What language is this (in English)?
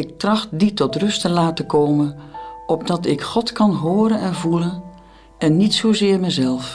Dutch